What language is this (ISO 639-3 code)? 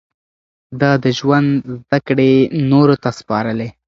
pus